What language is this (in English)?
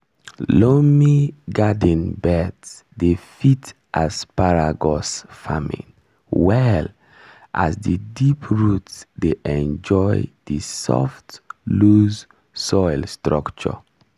Nigerian Pidgin